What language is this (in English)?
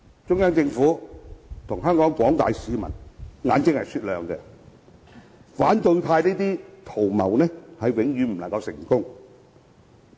Cantonese